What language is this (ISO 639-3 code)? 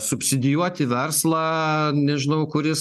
lit